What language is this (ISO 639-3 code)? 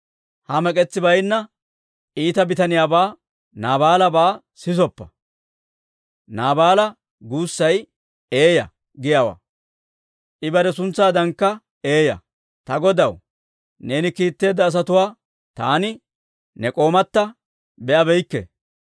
dwr